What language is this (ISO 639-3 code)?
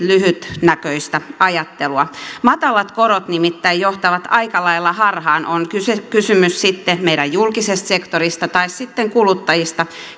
fin